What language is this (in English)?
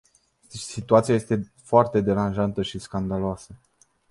Romanian